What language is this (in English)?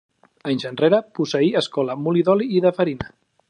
Catalan